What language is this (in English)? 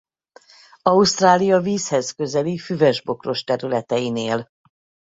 Hungarian